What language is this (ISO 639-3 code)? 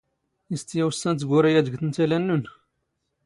zgh